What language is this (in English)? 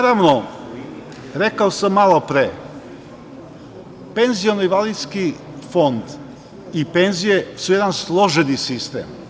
Serbian